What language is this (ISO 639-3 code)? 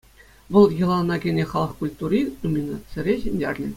chv